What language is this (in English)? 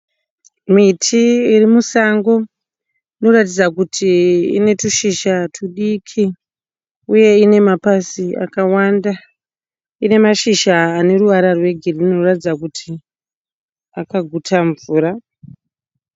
Shona